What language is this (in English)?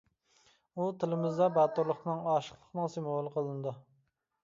Uyghur